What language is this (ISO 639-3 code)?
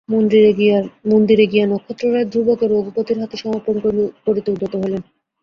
ben